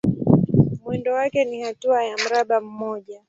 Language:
Swahili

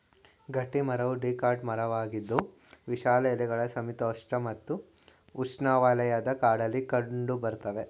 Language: Kannada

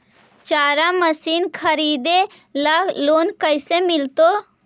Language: Magahi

